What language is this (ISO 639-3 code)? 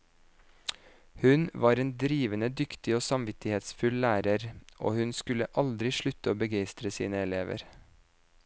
nor